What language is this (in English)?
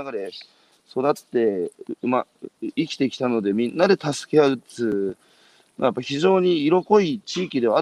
Japanese